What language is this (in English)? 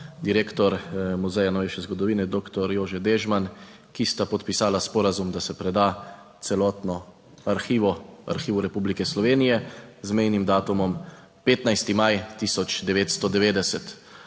Slovenian